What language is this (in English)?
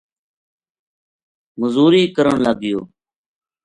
Gujari